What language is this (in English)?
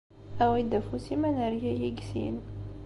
Kabyle